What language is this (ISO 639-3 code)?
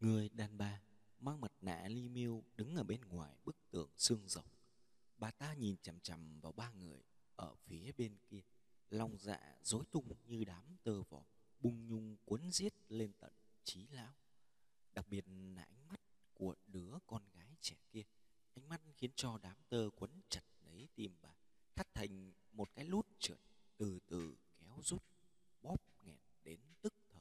vie